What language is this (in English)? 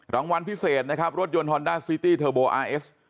Thai